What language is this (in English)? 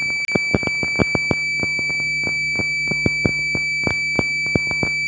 Magahi